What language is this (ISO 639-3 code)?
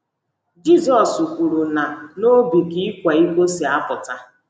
ibo